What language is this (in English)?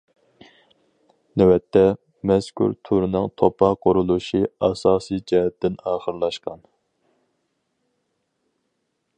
Uyghur